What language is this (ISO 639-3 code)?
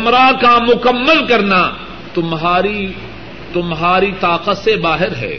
urd